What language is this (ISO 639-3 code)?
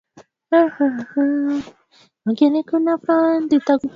swa